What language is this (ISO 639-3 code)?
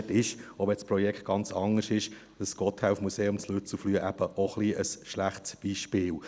gsw